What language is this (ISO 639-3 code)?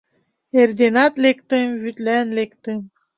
chm